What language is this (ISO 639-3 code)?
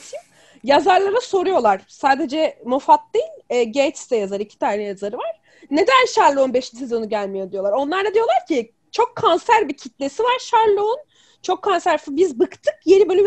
tur